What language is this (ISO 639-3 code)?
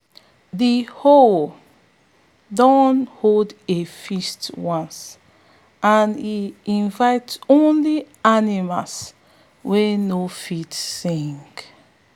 pcm